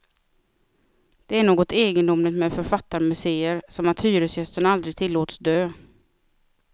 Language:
Swedish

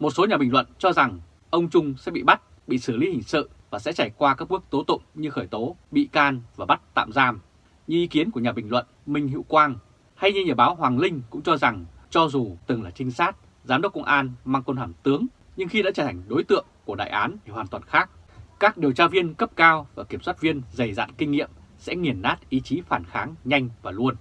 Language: Vietnamese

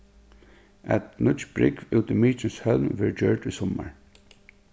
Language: Faroese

